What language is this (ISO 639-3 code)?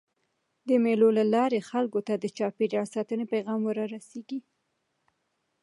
pus